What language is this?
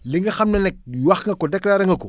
Wolof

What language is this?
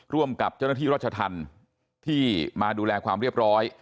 Thai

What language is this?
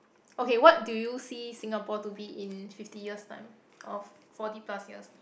English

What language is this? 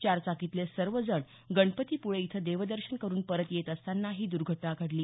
Marathi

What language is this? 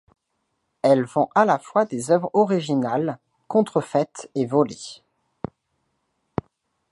French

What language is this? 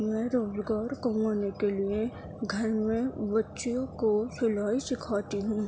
Urdu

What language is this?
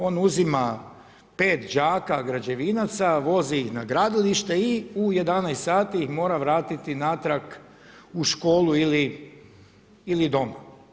Croatian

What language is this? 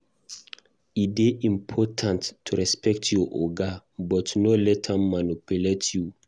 Nigerian Pidgin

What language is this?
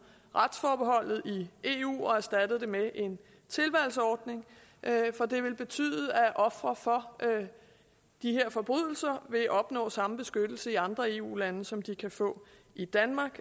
Danish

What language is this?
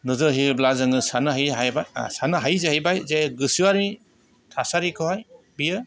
Bodo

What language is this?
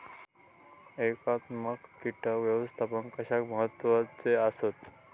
Marathi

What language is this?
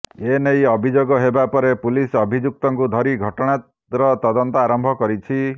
Odia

